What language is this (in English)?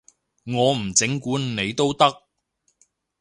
Cantonese